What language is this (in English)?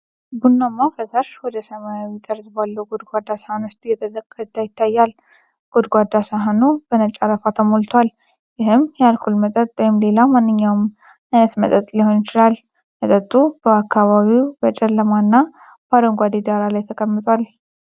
Amharic